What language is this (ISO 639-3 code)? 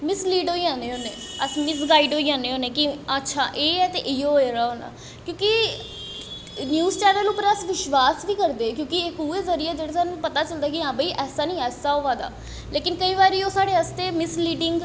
doi